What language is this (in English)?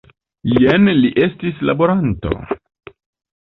Esperanto